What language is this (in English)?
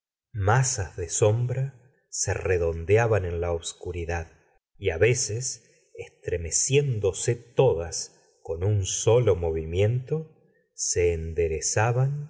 Spanish